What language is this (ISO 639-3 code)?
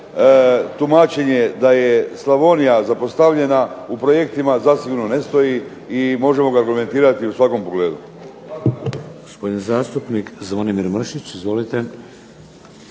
hrv